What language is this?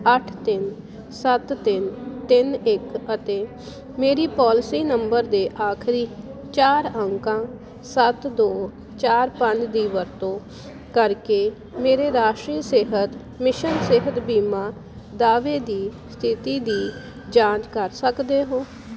Punjabi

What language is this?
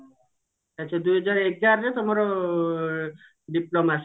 Odia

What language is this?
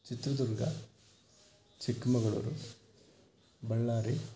Kannada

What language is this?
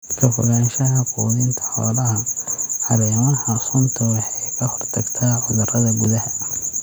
Somali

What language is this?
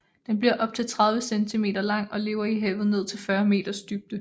Danish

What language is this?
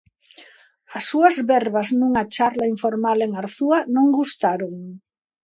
Galician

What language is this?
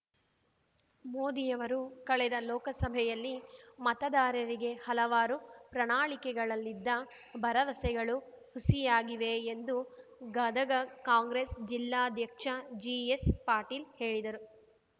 Kannada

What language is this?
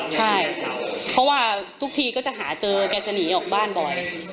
Thai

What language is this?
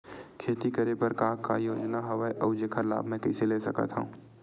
Chhattisgarhi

